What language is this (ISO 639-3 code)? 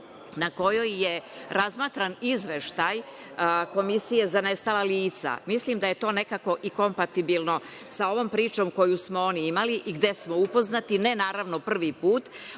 srp